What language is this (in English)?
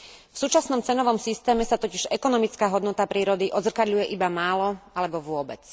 Slovak